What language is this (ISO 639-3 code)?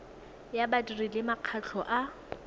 tsn